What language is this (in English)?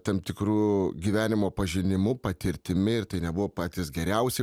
Lithuanian